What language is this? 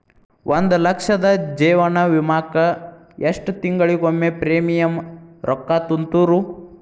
Kannada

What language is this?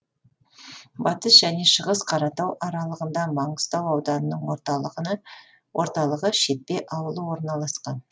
Kazakh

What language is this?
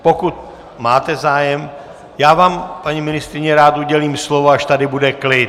Czech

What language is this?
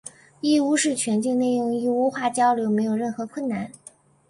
Chinese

